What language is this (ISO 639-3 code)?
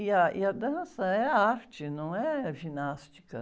por